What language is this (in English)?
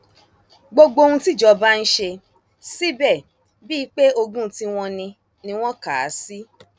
Yoruba